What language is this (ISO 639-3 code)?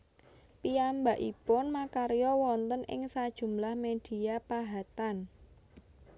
jav